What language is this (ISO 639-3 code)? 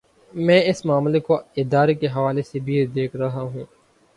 urd